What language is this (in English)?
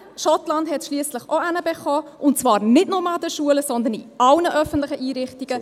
Swiss German